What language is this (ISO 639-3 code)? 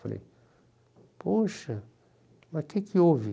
por